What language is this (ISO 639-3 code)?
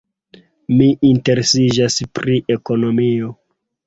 epo